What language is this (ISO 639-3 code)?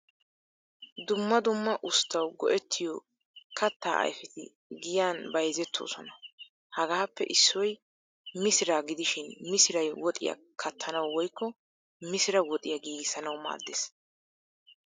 wal